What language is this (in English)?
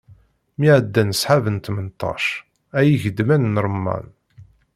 Kabyle